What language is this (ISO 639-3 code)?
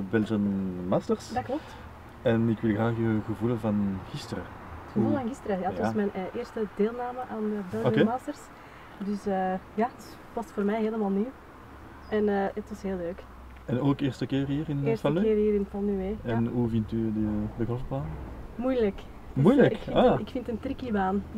nld